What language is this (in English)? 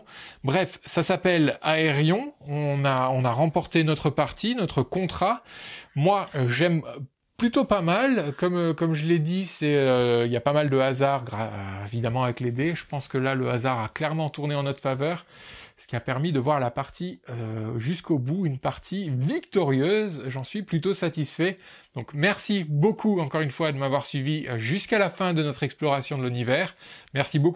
French